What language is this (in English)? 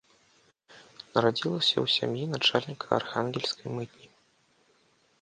Belarusian